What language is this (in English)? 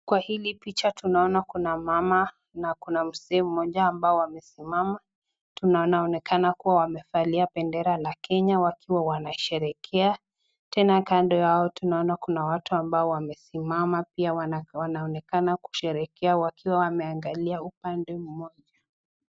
Swahili